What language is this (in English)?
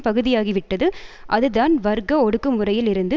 Tamil